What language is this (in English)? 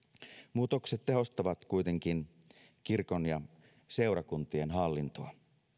Finnish